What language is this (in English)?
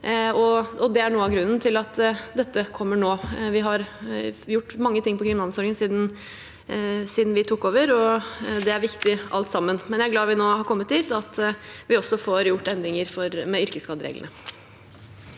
Norwegian